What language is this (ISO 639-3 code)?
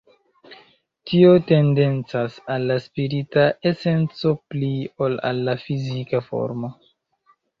epo